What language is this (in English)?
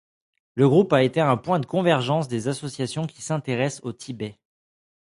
French